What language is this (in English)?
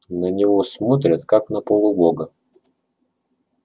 Russian